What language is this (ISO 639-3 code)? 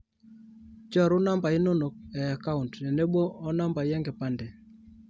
mas